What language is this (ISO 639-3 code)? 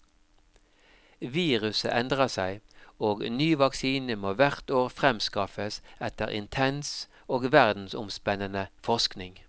nor